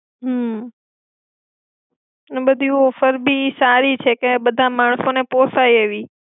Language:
Gujarati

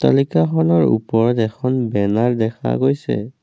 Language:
Assamese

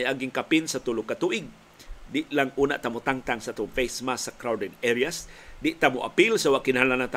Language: Filipino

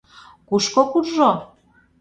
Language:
Mari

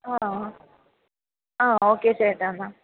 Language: Malayalam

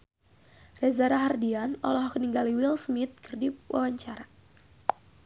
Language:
Sundanese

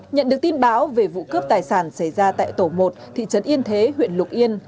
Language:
Vietnamese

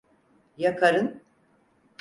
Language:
Turkish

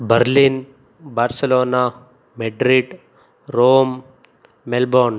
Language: Kannada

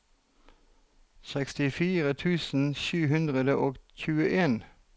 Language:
Norwegian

